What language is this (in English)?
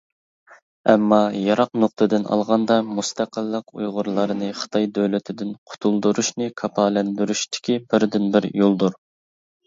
Uyghur